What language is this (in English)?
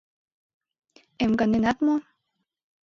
Mari